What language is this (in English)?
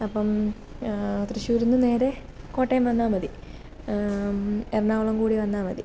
Malayalam